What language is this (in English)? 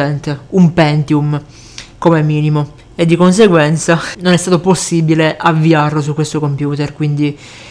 Italian